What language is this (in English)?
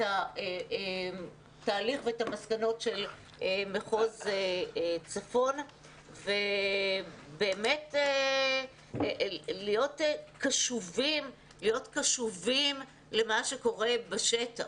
Hebrew